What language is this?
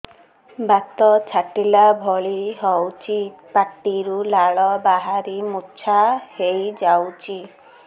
Odia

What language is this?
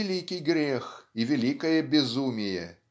Russian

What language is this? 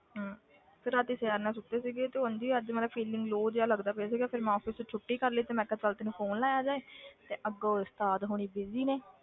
Punjabi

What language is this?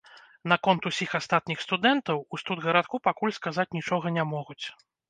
Belarusian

